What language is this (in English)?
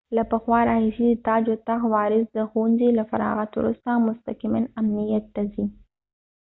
Pashto